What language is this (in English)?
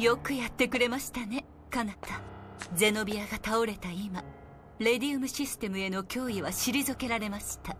Japanese